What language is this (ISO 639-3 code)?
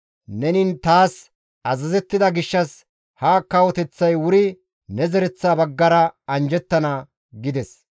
gmv